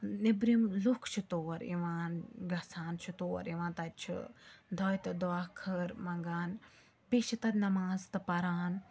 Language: Kashmiri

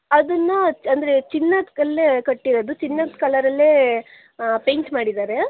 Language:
Kannada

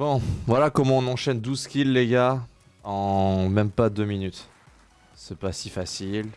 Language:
French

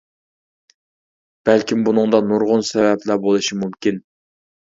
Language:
Uyghur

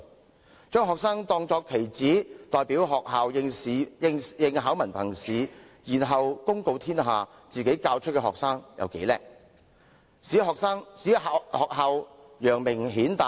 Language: Cantonese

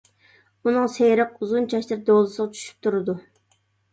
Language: Uyghur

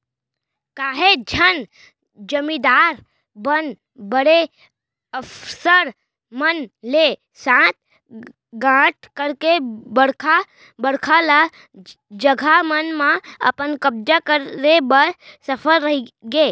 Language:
Chhattisgarhi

